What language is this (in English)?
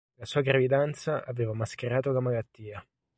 Italian